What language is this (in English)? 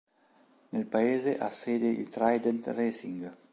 Italian